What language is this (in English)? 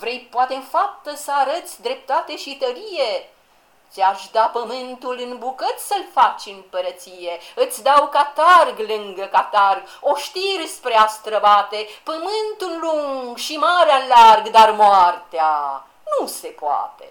Romanian